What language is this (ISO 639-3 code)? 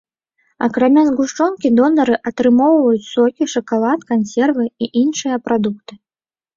bel